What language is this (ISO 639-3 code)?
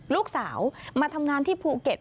tha